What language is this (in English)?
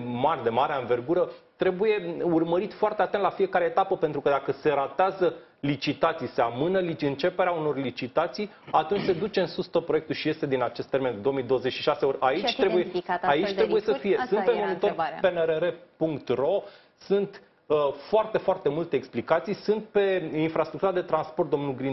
Romanian